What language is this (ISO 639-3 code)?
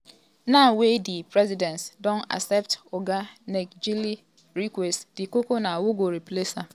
pcm